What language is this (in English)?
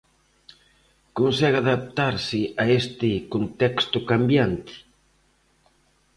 Galician